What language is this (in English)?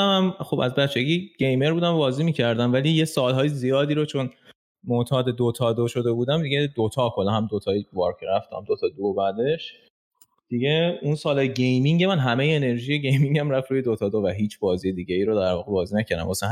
Persian